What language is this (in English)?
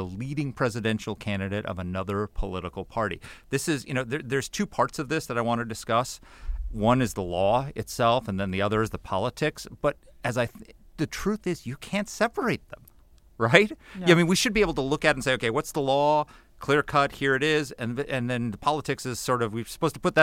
English